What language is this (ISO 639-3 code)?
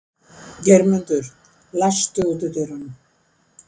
isl